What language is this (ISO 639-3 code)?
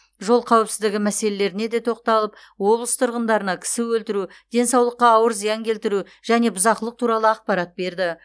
kaz